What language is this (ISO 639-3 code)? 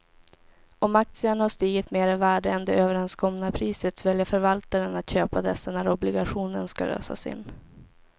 swe